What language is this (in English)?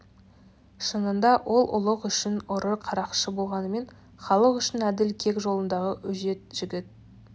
Kazakh